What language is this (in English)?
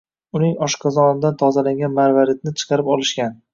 Uzbek